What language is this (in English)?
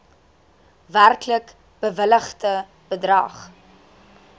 Afrikaans